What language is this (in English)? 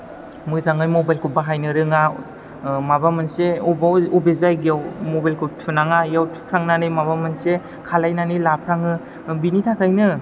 Bodo